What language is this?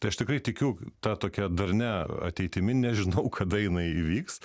Lithuanian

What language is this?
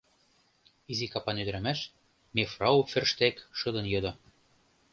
Mari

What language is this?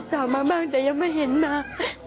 Thai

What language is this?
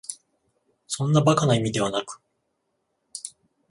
Japanese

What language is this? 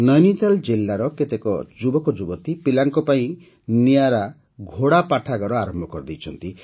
Odia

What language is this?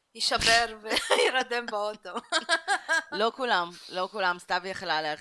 Hebrew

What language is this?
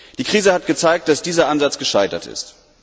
German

